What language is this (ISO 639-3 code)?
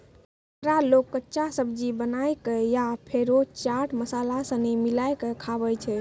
mai